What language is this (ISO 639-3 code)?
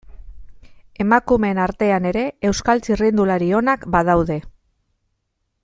eus